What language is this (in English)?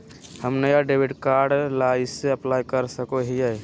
Magahi